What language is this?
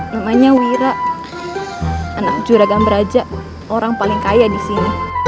Indonesian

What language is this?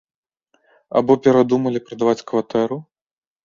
Belarusian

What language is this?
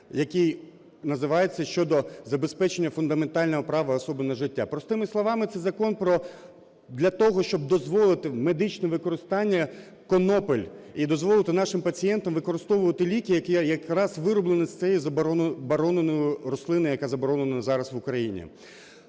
Ukrainian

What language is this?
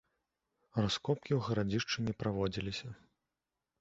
Belarusian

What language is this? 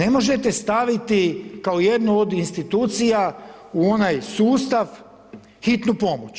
Croatian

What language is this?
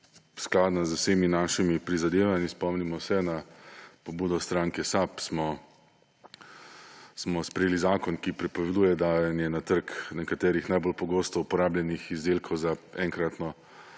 Slovenian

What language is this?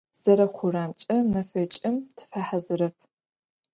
Adyghe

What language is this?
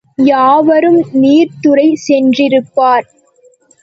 Tamil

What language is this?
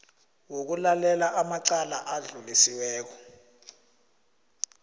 South Ndebele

